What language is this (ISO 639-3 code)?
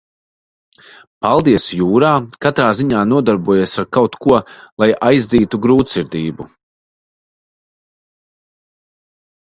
lav